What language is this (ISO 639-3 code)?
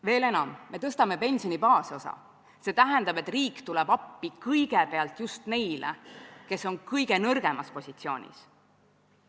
est